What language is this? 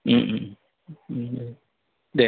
Bodo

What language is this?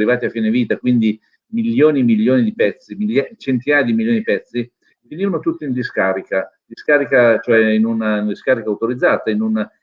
Italian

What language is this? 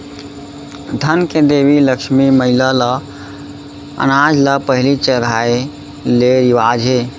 Chhattisgarhi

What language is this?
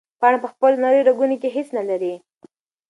Pashto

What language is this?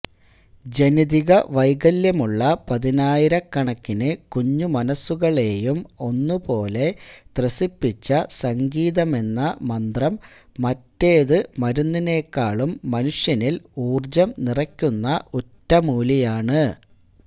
Malayalam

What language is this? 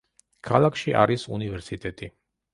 Georgian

